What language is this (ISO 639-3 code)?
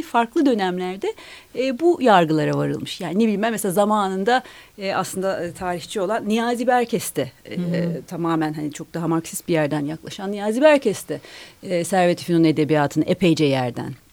tur